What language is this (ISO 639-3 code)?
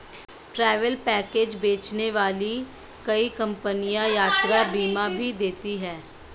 hin